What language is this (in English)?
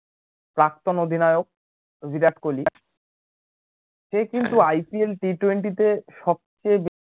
Bangla